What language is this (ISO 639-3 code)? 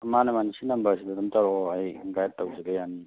mni